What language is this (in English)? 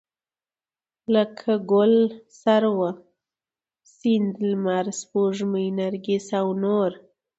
Pashto